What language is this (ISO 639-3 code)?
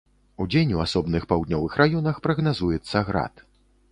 bel